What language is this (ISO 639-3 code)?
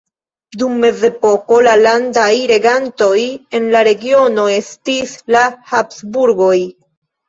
epo